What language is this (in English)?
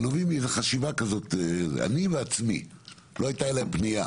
Hebrew